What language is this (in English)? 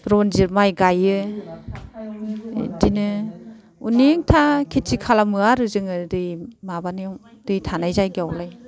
Bodo